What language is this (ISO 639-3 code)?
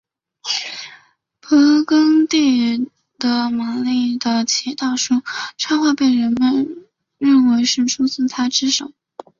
zho